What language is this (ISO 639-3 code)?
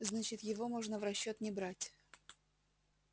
rus